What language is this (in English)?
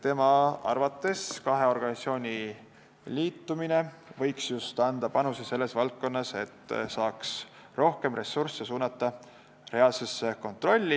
Estonian